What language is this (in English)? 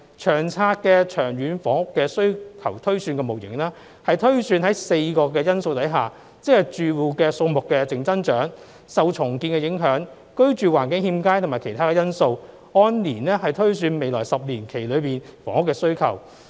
Cantonese